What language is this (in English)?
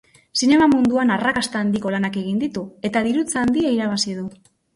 Basque